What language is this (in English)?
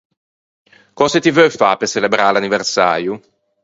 Ligurian